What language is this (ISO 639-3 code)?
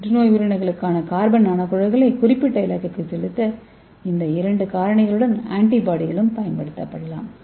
tam